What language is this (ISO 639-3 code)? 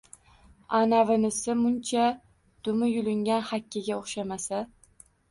uzb